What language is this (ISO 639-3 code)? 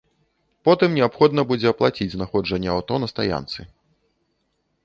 bel